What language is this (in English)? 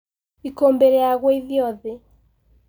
Kikuyu